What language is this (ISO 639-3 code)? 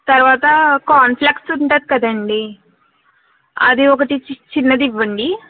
tel